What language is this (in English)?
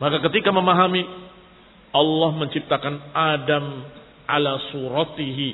Indonesian